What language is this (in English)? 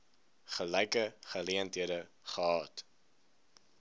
Afrikaans